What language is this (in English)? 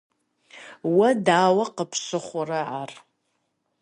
Kabardian